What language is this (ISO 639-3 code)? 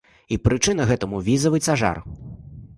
bel